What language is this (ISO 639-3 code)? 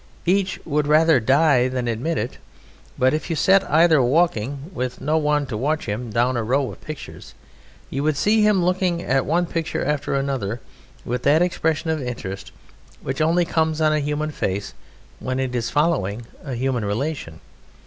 eng